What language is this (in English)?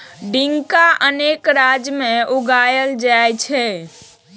Maithili